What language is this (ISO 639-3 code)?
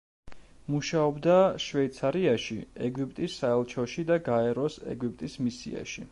kat